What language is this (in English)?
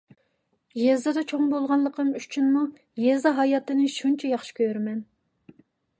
Uyghur